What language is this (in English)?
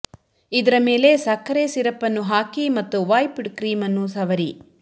Kannada